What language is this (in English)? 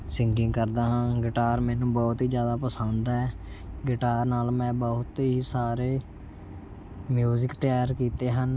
Punjabi